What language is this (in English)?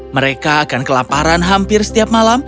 Indonesian